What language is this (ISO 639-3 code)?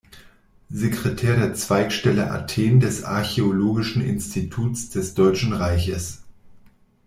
deu